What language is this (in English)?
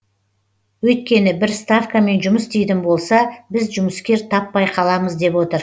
Kazakh